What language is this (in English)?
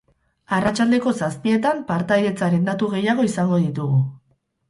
Basque